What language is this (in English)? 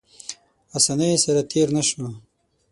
Pashto